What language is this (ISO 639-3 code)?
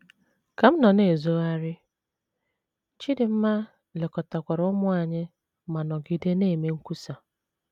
ibo